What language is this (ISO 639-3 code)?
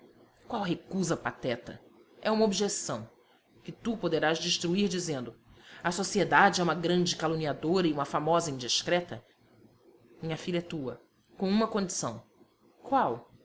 por